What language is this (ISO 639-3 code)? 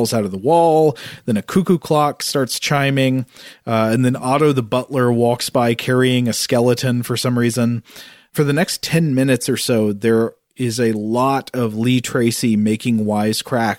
eng